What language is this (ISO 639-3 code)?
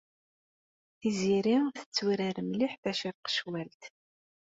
kab